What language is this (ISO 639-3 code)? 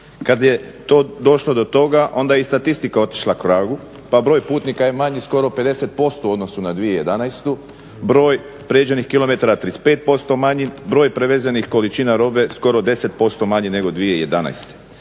hrv